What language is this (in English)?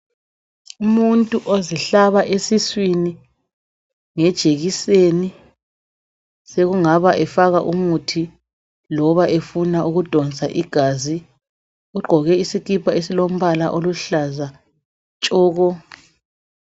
North Ndebele